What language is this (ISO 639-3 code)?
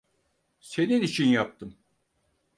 tur